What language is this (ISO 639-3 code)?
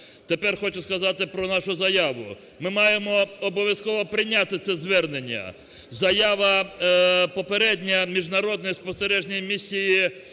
ukr